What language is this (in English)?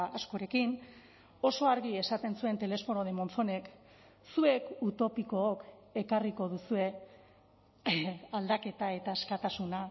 Basque